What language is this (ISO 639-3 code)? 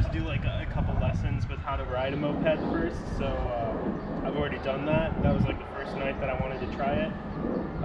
eng